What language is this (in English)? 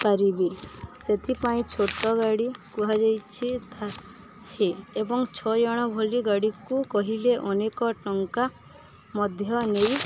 Odia